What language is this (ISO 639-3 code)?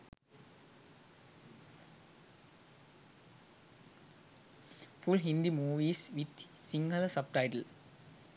sin